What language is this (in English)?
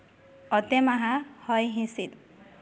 Santali